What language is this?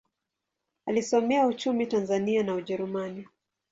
Swahili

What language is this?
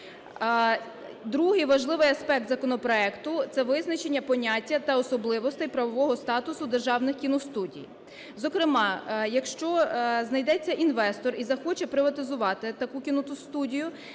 Ukrainian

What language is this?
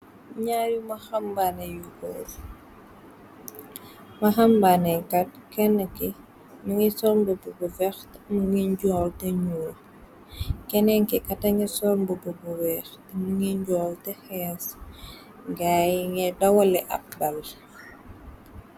Wolof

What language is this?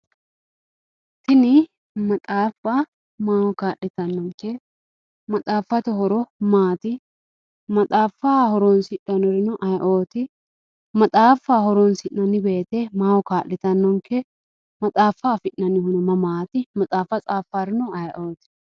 Sidamo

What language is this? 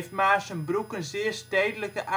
Dutch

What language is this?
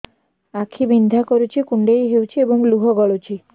Odia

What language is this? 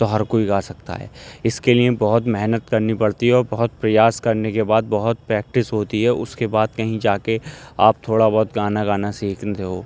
Urdu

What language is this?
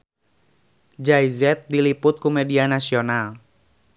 Sundanese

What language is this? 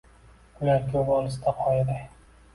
Uzbek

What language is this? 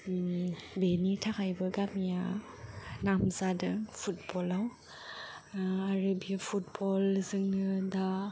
Bodo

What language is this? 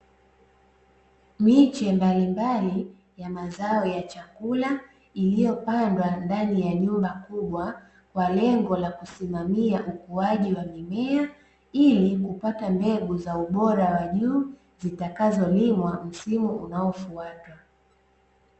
Swahili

